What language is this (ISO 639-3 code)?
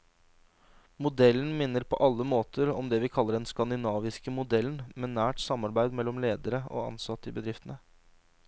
nor